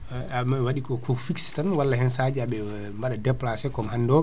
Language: Fula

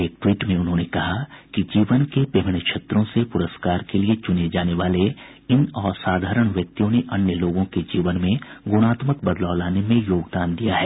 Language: Hindi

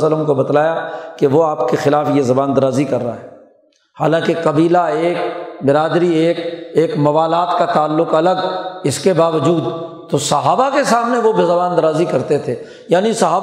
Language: Urdu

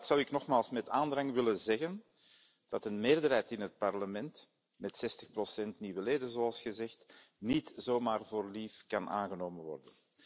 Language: Dutch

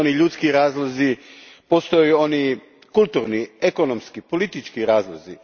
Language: Croatian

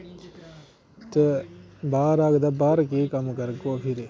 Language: Dogri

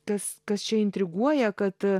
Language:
Lithuanian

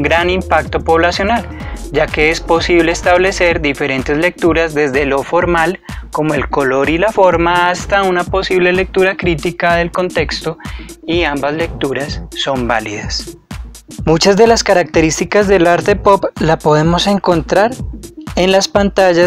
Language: Spanish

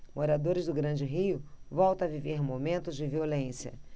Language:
Portuguese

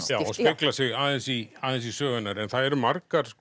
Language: Icelandic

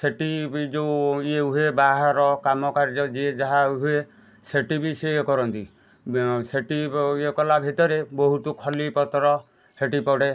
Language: Odia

